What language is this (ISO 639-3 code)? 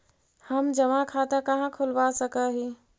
mag